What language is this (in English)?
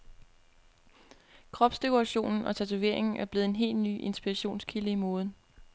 Danish